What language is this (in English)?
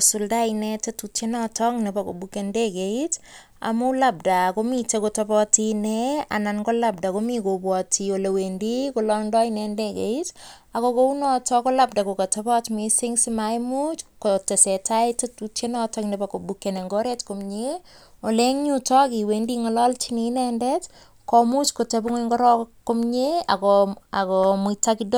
Kalenjin